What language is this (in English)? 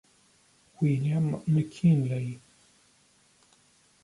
Italian